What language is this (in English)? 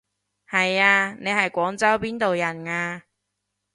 Cantonese